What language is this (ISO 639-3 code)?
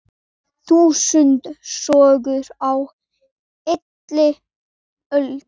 isl